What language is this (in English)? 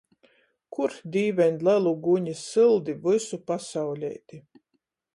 Latgalian